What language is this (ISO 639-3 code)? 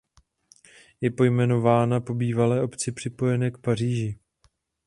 ces